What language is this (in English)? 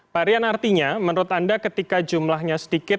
Indonesian